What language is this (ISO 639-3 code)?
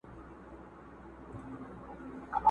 pus